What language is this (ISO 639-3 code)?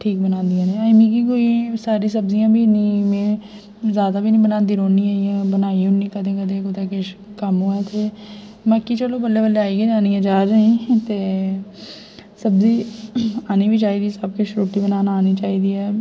doi